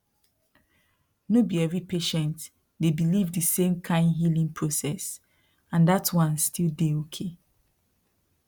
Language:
Nigerian Pidgin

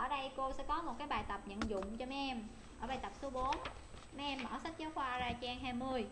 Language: Vietnamese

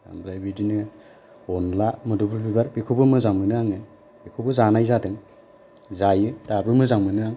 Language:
Bodo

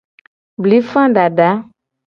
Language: Gen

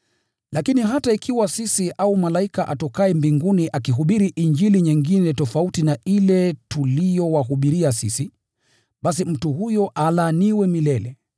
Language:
Swahili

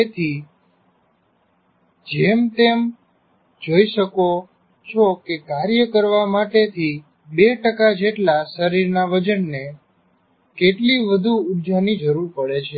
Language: Gujarati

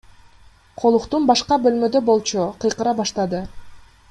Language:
Kyrgyz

